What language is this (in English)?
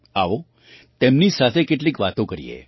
Gujarati